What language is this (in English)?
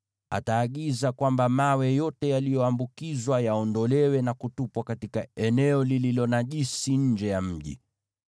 Swahili